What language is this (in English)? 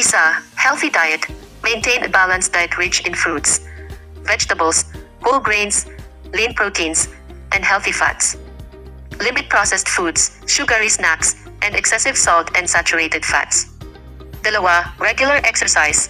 Filipino